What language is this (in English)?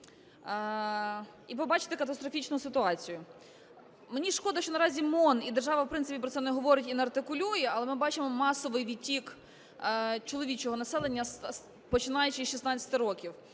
Ukrainian